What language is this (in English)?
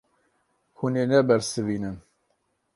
Kurdish